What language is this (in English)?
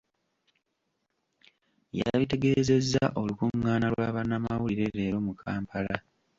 Ganda